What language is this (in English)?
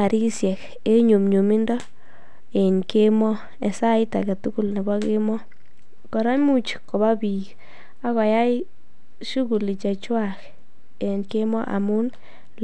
Kalenjin